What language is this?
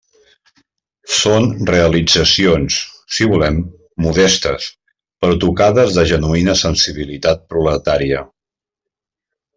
Catalan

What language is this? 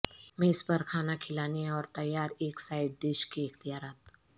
Urdu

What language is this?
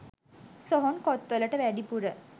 Sinhala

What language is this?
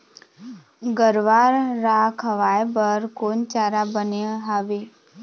Chhattisgarhi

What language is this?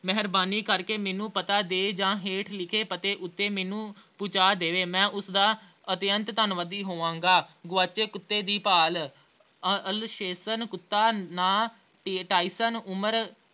Punjabi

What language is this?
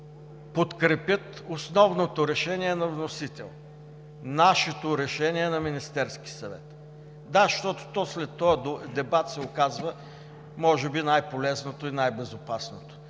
Bulgarian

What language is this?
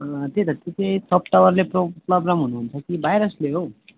Nepali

